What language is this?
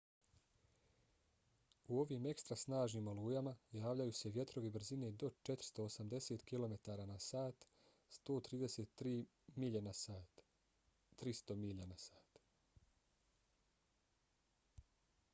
Bosnian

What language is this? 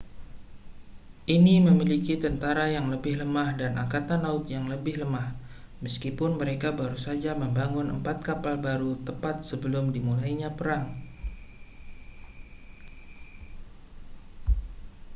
Indonesian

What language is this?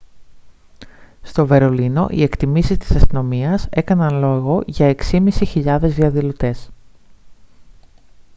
Greek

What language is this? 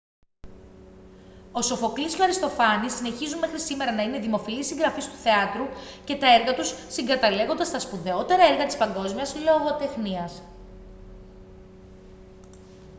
Greek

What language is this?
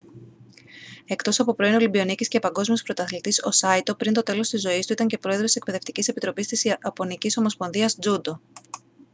Greek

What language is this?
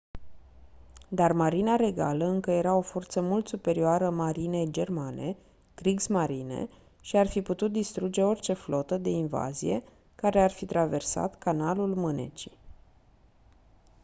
Romanian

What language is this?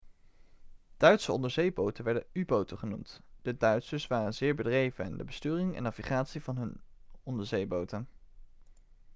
Dutch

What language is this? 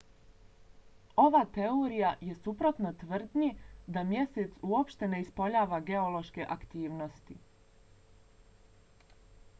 Bosnian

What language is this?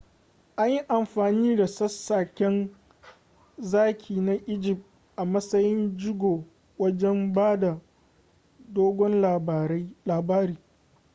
Hausa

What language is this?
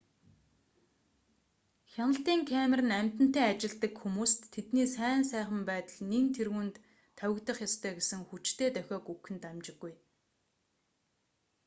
Mongolian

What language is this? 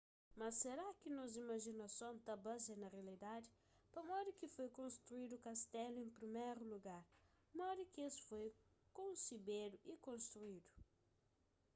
Kabuverdianu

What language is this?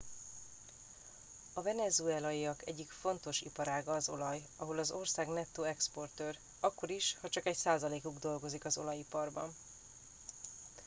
Hungarian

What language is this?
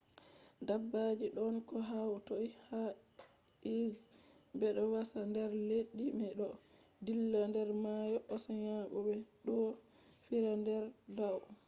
Fula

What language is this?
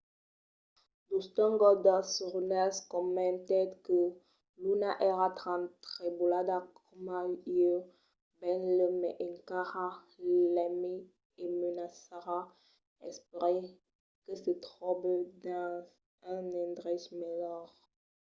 Occitan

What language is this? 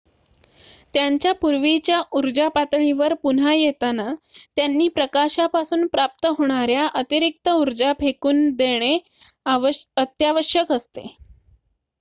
Marathi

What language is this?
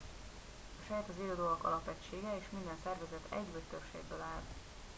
Hungarian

